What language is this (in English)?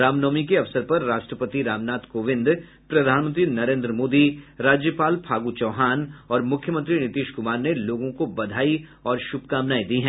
Hindi